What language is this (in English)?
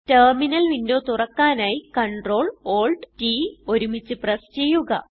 Malayalam